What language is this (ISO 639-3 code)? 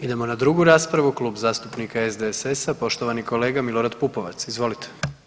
hrv